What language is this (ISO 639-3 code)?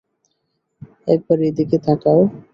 ben